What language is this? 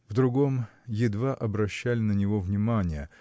Russian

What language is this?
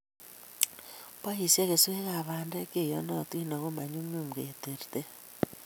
Kalenjin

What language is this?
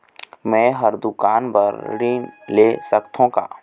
Chhattisgarhi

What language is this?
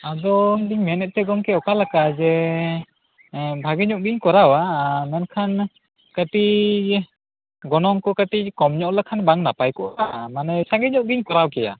Santali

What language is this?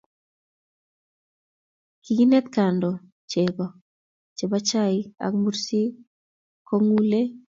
Kalenjin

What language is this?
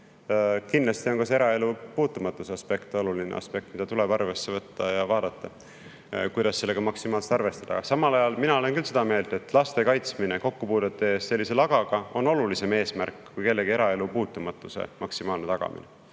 Estonian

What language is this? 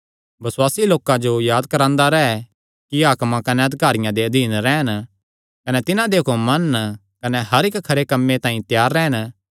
Kangri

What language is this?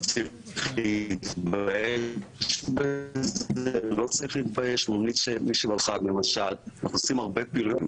Hebrew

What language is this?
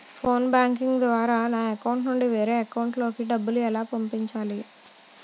Telugu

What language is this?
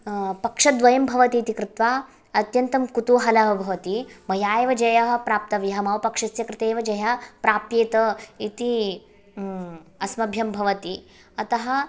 Sanskrit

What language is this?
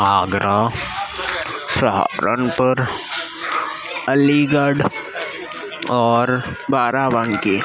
Urdu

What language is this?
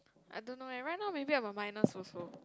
English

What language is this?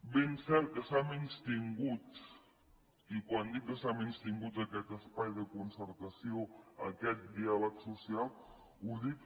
Catalan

